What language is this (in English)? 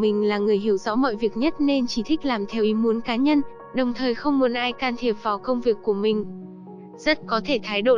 Vietnamese